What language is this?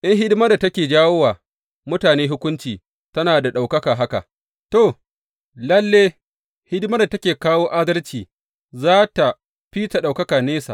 Hausa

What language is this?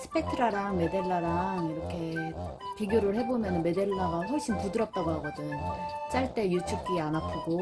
Korean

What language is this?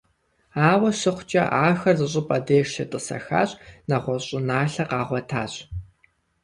Kabardian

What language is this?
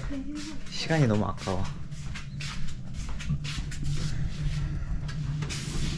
Korean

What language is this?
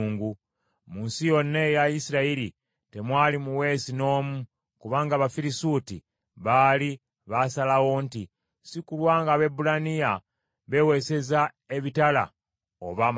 Ganda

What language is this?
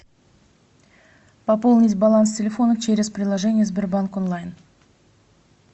Russian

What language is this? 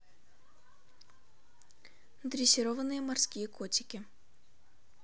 Russian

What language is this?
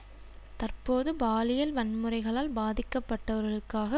Tamil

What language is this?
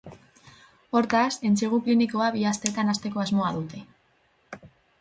Basque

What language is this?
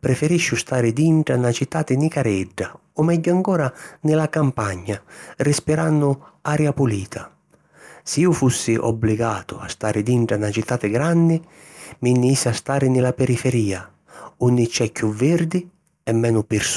Sicilian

